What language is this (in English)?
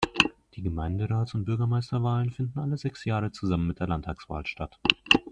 German